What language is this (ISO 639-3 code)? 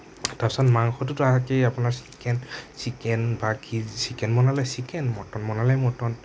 asm